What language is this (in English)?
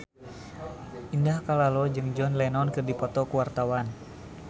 Sundanese